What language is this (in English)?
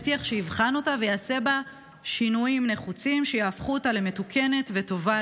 Hebrew